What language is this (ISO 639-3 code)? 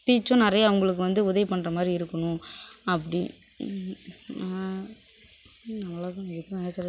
tam